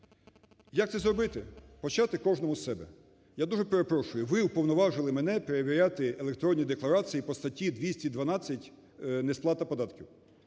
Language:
Ukrainian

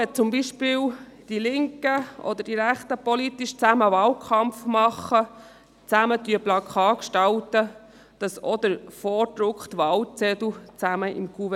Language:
Swiss German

